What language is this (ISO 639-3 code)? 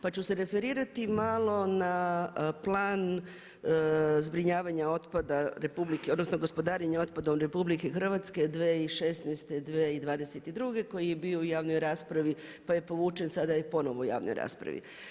hrv